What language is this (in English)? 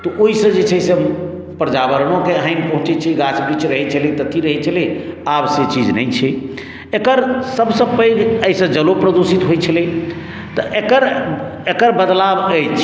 Maithili